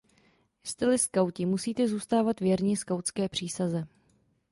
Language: Czech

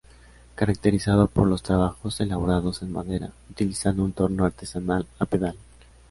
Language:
Spanish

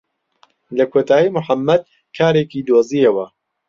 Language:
Central Kurdish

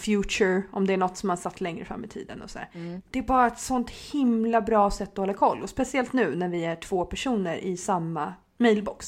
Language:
Swedish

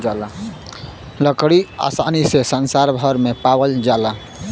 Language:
Bhojpuri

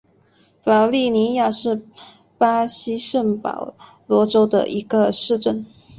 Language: Chinese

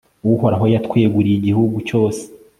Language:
Kinyarwanda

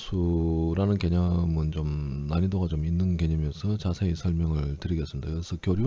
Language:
Korean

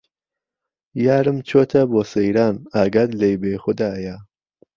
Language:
Central Kurdish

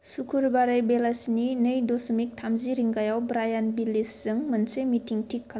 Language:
Bodo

